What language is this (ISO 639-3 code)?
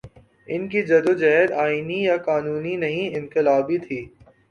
urd